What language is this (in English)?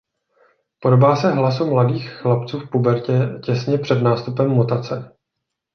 Czech